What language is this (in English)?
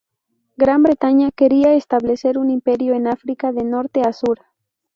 Spanish